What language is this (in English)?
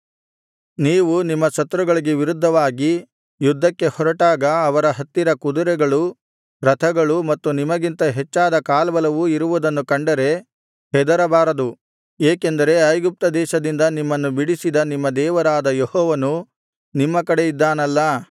Kannada